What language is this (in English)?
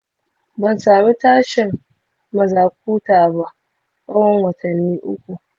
Hausa